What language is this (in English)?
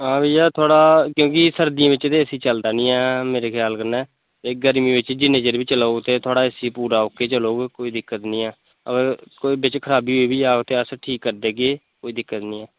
Dogri